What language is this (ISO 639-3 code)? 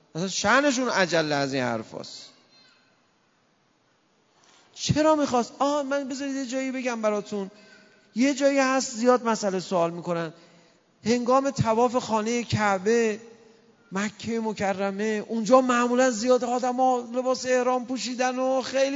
fas